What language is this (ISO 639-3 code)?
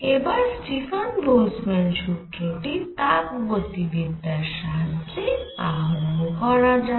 ben